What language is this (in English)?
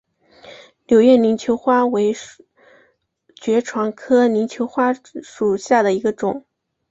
Chinese